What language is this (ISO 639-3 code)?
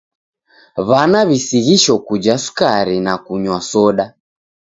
dav